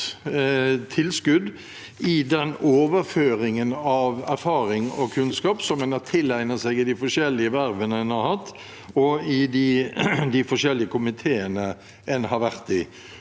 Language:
Norwegian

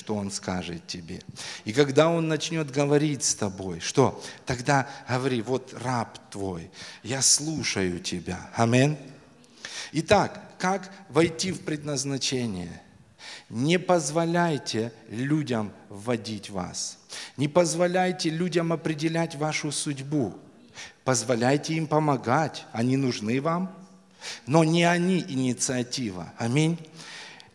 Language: Russian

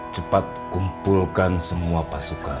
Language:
Indonesian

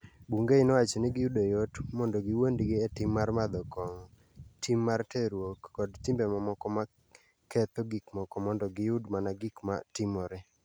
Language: Luo (Kenya and Tanzania)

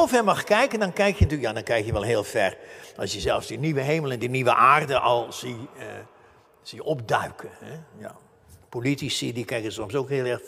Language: Dutch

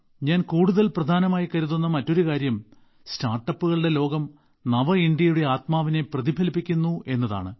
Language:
Malayalam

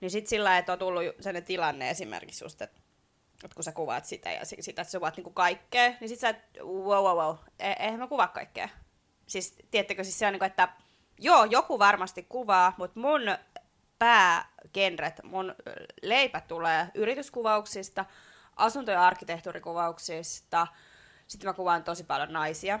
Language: Finnish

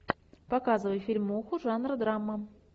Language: Russian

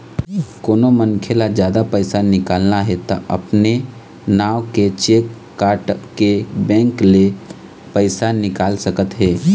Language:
Chhattisgarhi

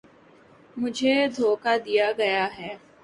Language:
Urdu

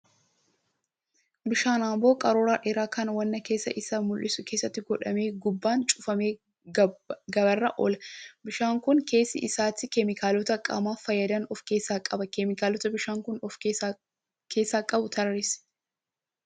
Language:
Oromo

